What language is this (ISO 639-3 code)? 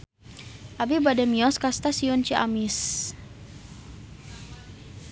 sun